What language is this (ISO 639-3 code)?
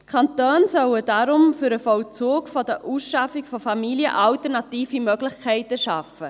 gsw